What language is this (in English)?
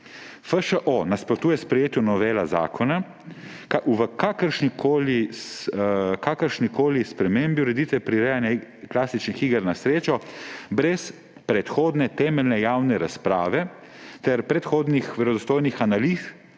Slovenian